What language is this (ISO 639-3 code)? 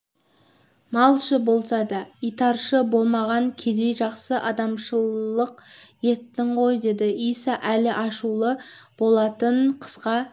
kaz